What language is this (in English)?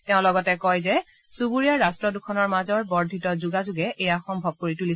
Assamese